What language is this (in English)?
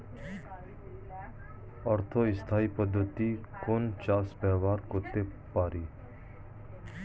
Bangla